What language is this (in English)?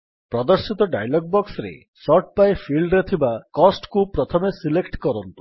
Odia